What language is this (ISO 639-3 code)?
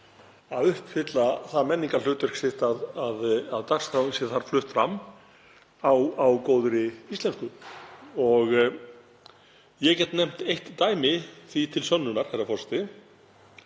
isl